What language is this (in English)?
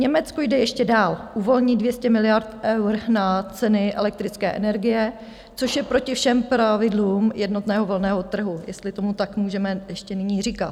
Czech